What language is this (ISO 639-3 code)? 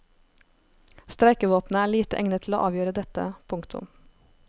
nor